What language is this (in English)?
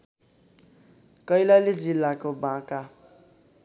Nepali